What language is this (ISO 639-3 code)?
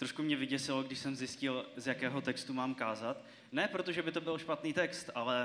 ces